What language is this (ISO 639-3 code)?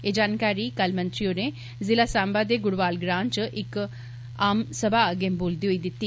doi